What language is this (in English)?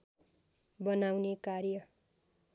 Nepali